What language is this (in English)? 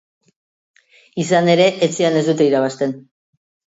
Basque